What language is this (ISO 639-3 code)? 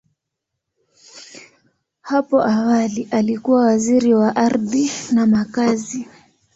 swa